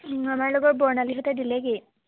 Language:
Assamese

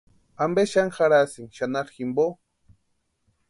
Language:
Western Highland Purepecha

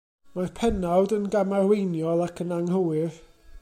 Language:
Welsh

